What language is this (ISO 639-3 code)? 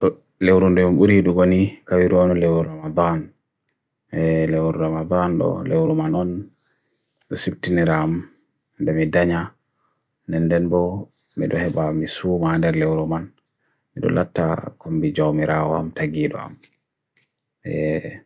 fui